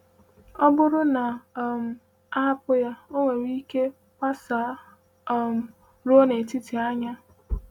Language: Igbo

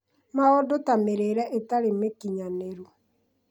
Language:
Kikuyu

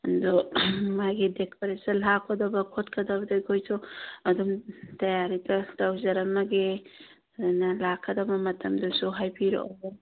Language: Manipuri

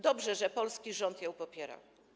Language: Polish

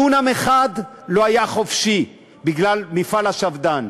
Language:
Hebrew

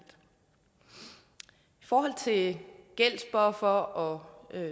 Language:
Danish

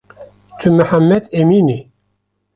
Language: Kurdish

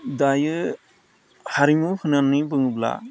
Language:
Bodo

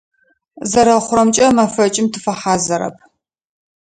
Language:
Adyghe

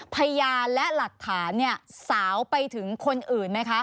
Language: Thai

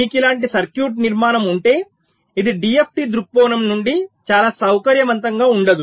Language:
Telugu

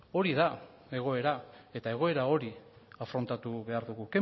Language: Basque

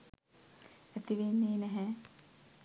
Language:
Sinhala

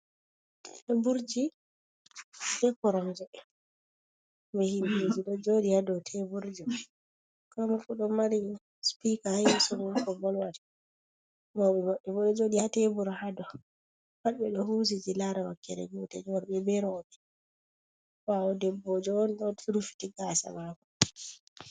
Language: Fula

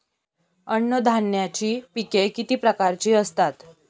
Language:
Marathi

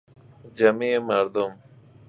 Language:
Persian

